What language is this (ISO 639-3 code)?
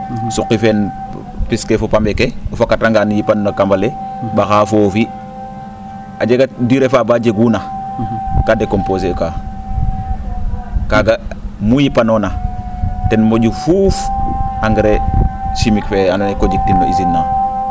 srr